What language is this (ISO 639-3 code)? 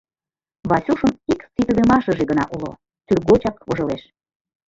chm